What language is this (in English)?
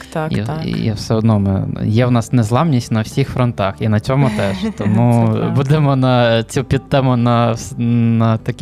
Ukrainian